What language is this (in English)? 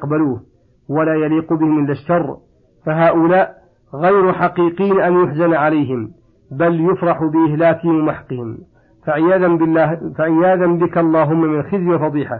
Arabic